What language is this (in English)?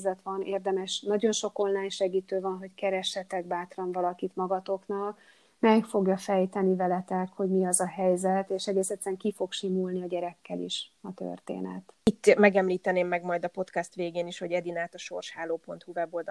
Hungarian